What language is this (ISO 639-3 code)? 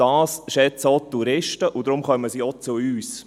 gsw